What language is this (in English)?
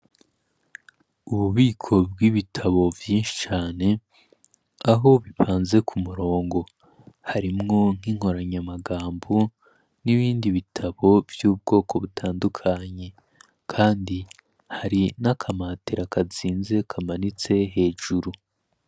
Rundi